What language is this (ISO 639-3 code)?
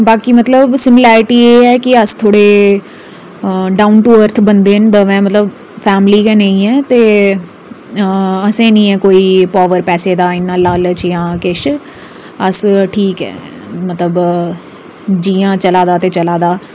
doi